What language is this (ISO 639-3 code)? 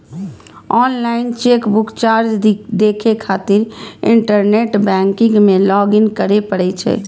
mai